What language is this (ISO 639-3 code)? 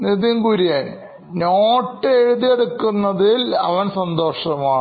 mal